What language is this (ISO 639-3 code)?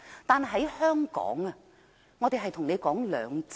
yue